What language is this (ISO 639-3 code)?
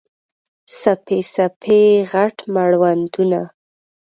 pus